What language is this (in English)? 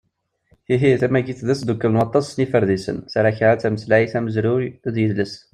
Kabyle